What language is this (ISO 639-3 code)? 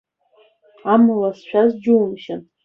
abk